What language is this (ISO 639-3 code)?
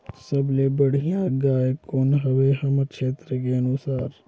hne